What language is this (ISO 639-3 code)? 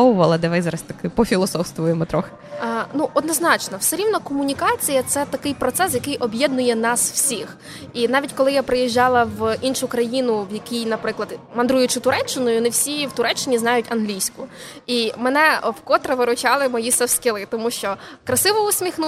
ukr